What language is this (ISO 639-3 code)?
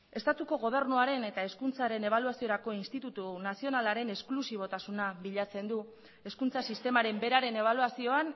eus